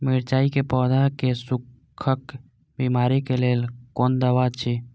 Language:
Maithili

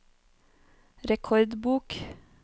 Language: Norwegian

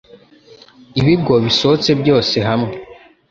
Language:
Kinyarwanda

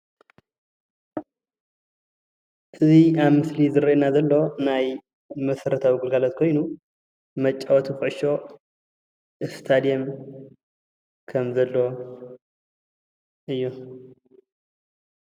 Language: Tigrinya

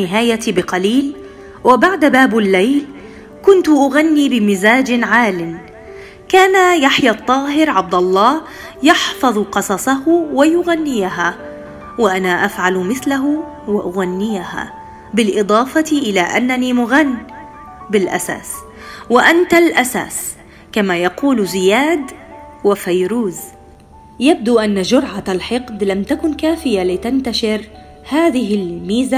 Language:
Arabic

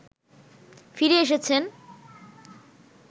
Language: Bangla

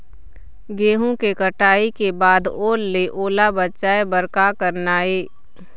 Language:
Chhattisgarhi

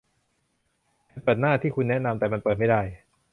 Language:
Thai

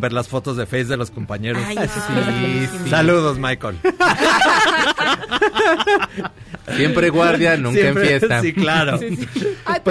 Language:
Spanish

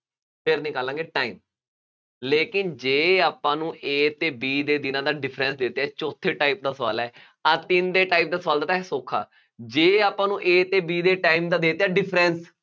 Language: Punjabi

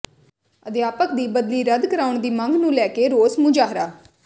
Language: Punjabi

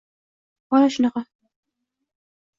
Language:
Uzbek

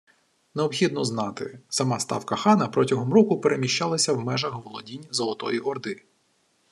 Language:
Ukrainian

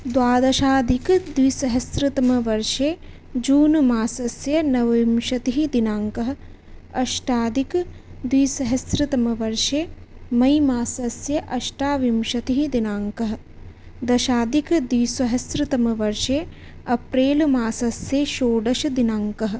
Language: Sanskrit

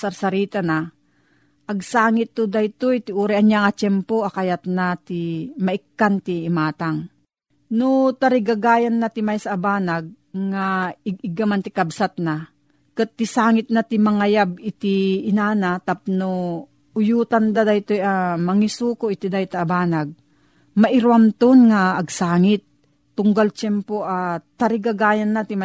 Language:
Filipino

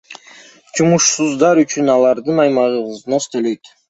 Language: Kyrgyz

